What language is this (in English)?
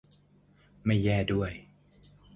Thai